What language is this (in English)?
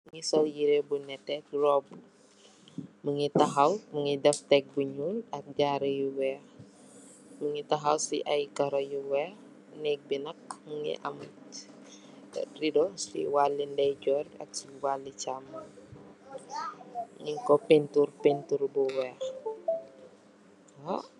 Wolof